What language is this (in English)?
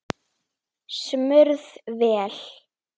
Icelandic